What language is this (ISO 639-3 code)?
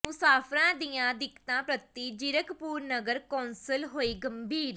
pan